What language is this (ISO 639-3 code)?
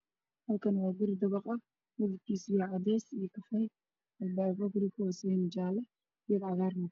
som